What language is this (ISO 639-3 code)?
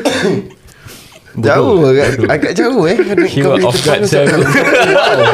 msa